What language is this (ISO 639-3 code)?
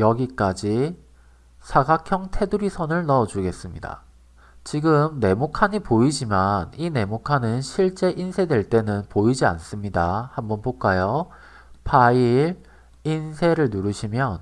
kor